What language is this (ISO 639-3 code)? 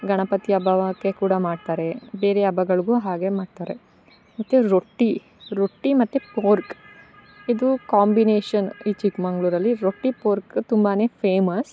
kan